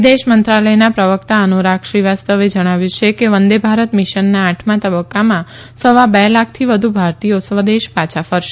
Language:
Gujarati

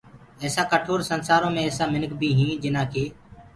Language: Gurgula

